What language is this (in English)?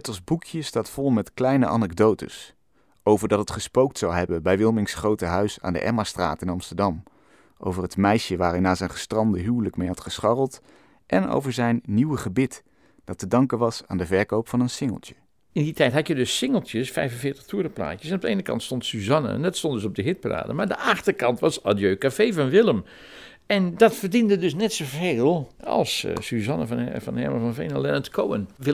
Dutch